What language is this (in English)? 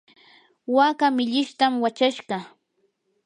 Yanahuanca Pasco Quechua